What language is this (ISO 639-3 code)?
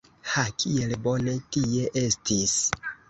epo